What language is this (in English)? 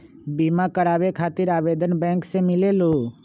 Magahi